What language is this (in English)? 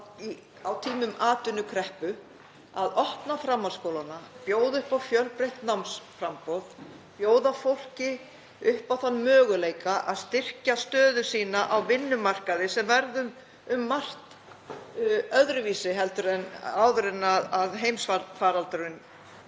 Icelandic